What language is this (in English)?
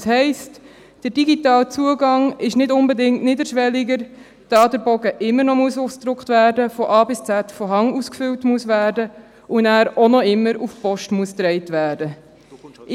Swiss German